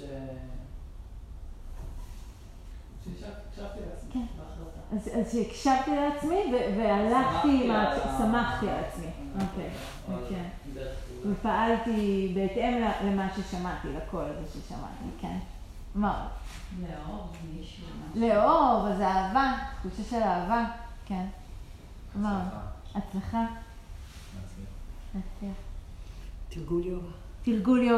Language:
Hebrew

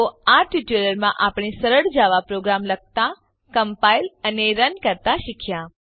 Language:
Gujarati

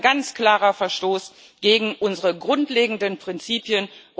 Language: German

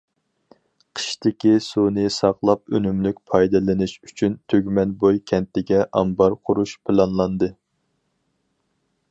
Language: Uyghur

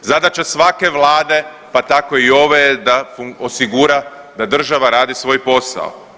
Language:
Croatian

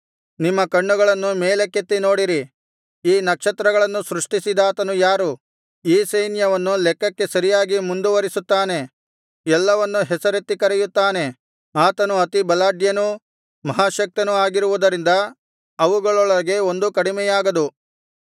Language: Kannada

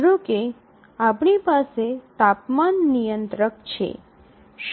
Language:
Gujarati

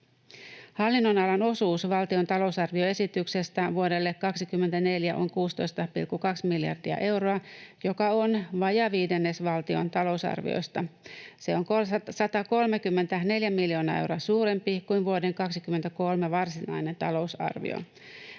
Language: Finnish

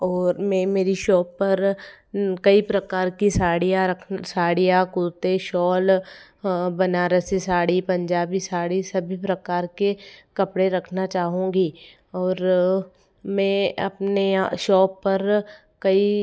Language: Hindi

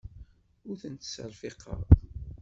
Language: Kabyle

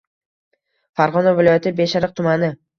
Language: Uzbek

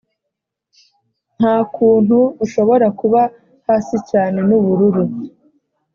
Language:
Kinyarwanda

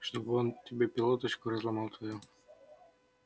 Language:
Russian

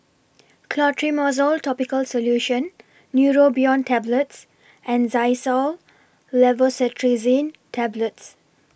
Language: English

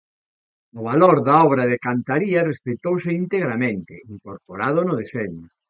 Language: Galician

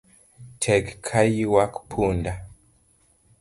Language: Luo (Kenya and Tanzania)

